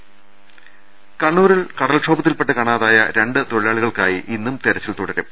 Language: Malayalam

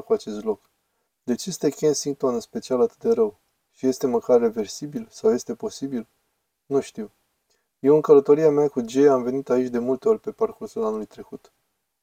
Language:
Romanian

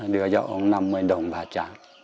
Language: Vietnamese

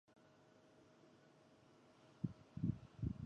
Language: Chinese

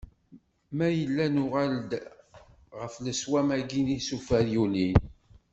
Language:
Kabyle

